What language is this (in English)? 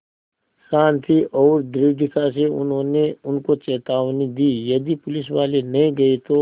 Hindi